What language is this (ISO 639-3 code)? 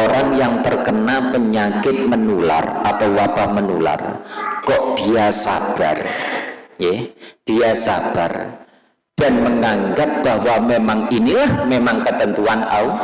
ind